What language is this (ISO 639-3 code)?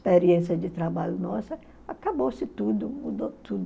por